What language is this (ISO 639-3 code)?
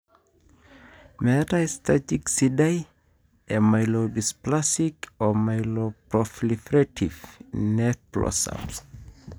mas